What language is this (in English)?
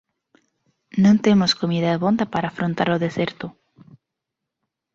Galician